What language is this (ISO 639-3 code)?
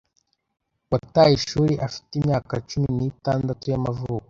kin